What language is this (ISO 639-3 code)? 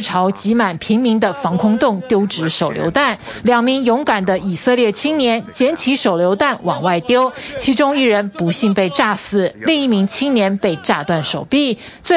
zho